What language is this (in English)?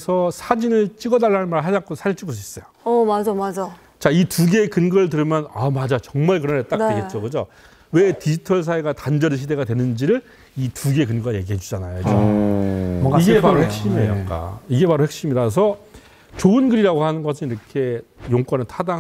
Korean